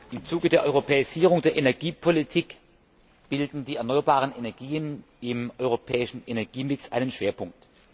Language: German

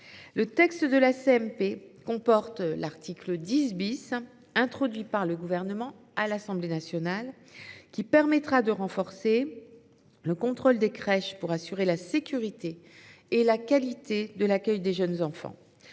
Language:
French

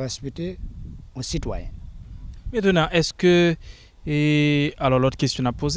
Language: French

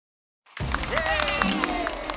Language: Japanese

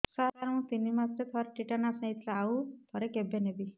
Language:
Odia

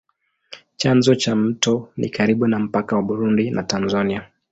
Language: Swahili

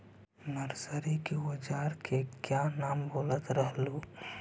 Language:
Magahi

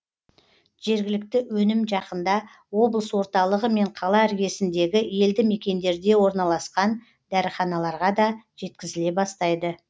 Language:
Kazakh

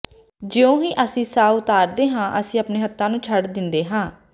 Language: Punjabi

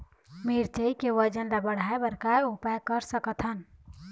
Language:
Chhattisgarhi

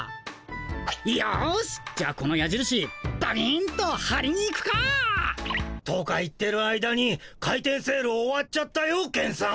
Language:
Japanese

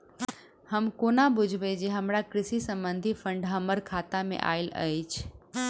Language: Maithili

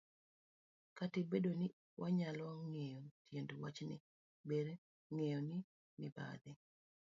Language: Luo (Kenya and Tanzania)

